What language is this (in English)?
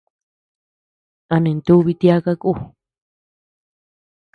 Tepeuxila Cuicatec